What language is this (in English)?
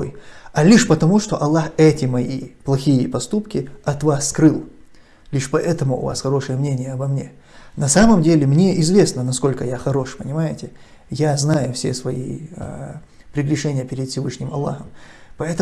Russian